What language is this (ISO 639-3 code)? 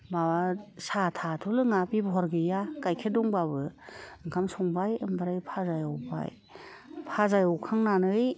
brx